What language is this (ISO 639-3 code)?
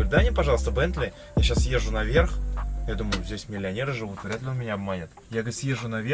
rus